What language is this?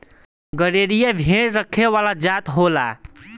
Bhojpuri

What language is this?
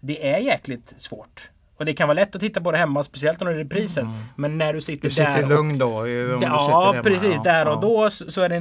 Swedish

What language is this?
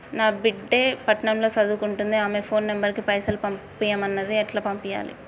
Telugu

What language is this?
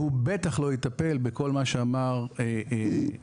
Hebrew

